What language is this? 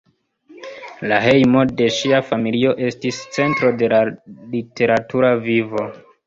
Esperanto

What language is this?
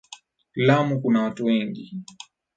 Swahili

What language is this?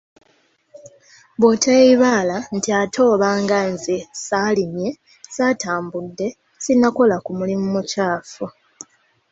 Ganda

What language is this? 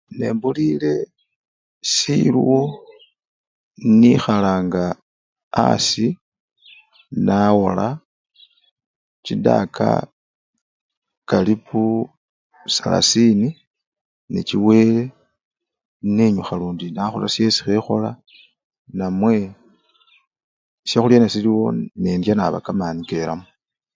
Luyia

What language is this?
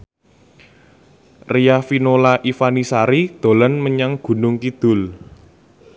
Javanese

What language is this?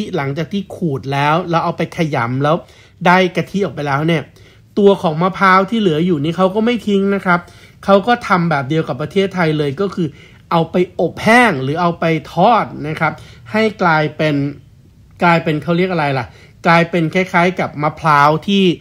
Thai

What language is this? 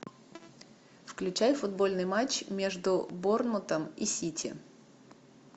Russian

